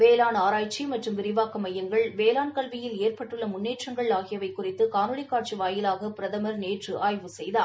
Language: Tamil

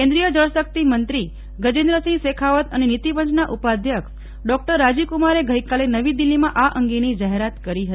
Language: Gujarati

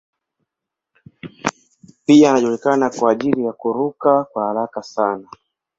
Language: Swahili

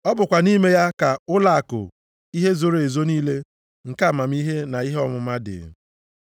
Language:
Igbo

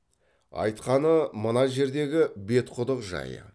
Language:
Kazakh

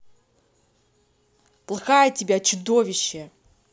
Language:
Russian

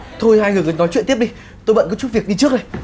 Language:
Vietnamese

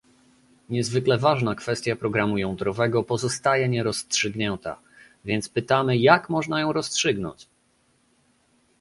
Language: Polish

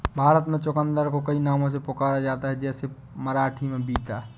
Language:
Hindi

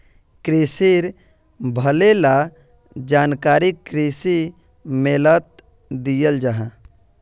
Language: Magahi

